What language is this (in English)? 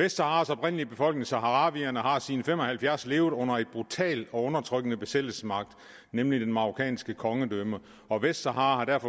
Danish